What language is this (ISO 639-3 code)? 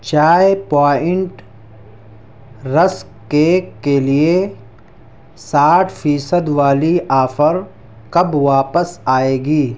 urd